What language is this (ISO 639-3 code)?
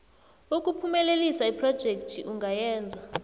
nbl